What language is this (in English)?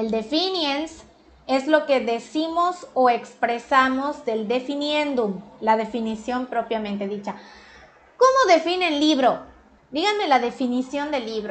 Spanish